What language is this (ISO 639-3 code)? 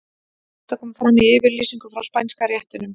isl